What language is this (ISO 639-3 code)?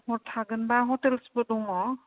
brx